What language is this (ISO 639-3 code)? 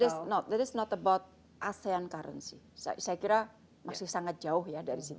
ind